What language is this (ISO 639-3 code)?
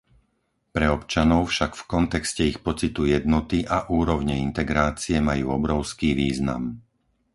slk